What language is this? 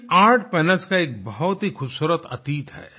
Hindi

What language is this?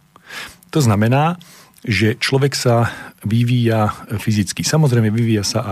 Slovak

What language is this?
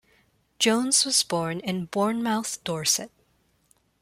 English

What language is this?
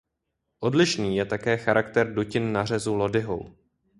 Czech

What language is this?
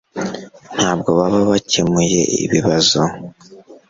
Kinyarwanda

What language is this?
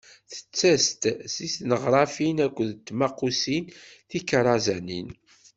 Kabyle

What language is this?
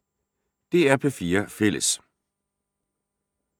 Danish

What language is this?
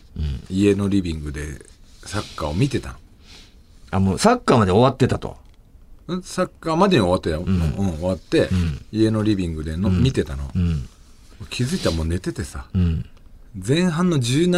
Japanese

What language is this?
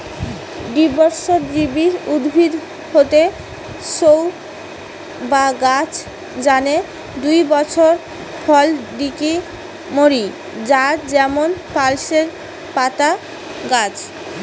Bangla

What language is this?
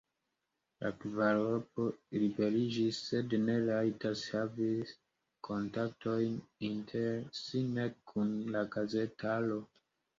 Esperanto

